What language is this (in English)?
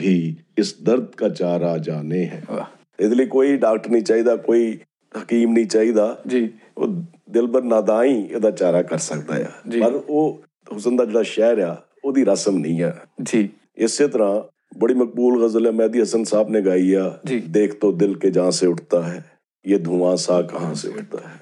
Punjabi